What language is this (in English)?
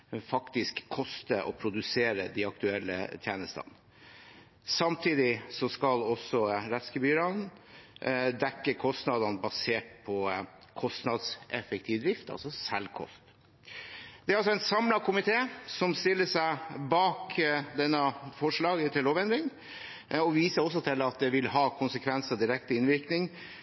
Norwegian Bokmål